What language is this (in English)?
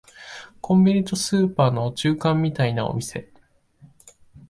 Japanese